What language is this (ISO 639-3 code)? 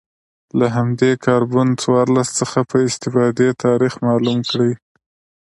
pus